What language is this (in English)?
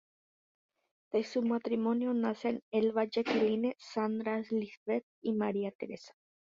Spanish